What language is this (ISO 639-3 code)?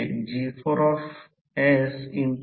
mar